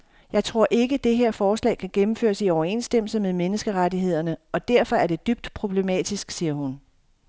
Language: Danish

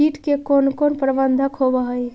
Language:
Magahi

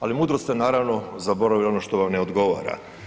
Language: Croatian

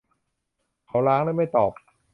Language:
Thai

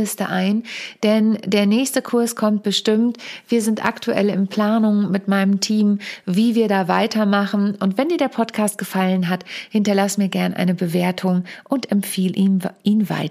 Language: German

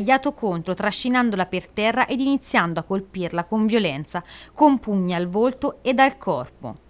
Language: Italian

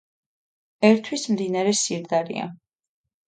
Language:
Georgian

